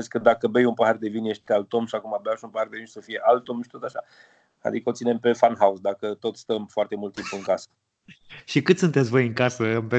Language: Romanian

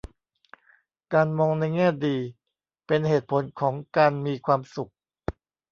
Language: Thai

